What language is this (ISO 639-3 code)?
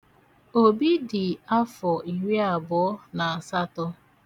ibo